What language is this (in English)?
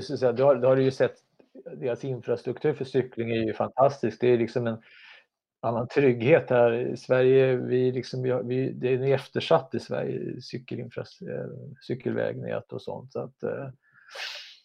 Swedish